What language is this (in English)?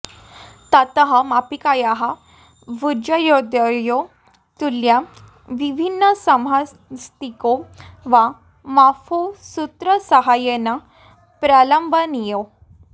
Sanskrit